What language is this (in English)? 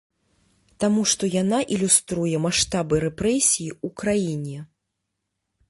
Belarusian